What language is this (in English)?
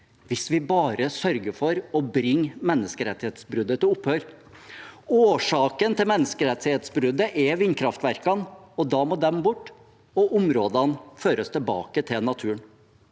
Norwegian